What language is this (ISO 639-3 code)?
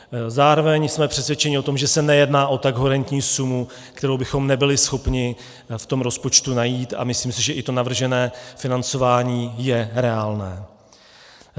ces